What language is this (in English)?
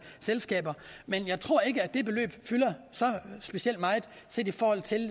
Danish